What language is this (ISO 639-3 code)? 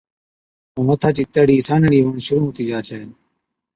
odk